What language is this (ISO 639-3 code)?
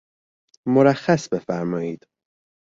fas